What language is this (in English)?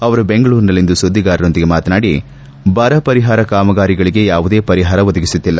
Kannada